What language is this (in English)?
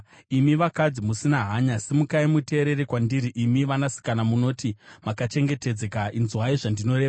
Shona